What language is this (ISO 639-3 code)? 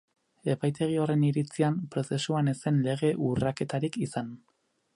eus